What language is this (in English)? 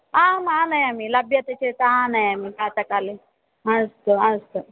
Sanskrit